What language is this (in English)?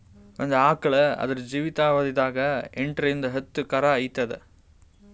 Kannada